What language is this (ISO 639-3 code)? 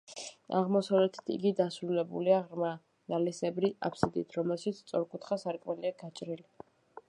kat